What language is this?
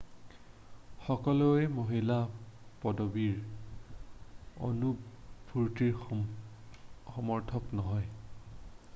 Assamese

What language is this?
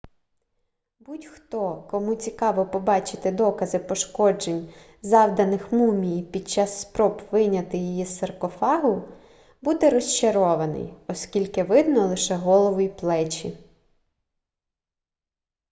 Ukrainian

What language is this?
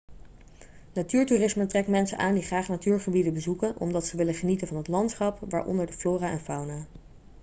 Dutch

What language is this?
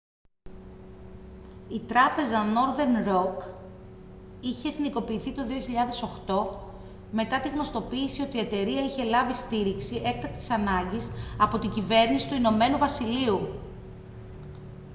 Greek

